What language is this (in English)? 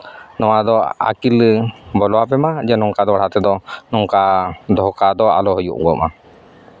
Santali